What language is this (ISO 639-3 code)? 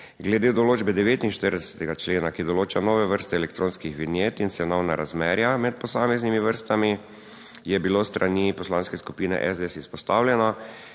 slv